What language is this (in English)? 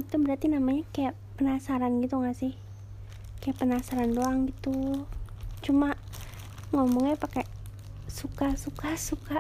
Indonesian